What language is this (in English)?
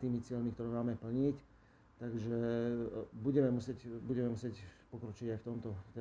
Slovak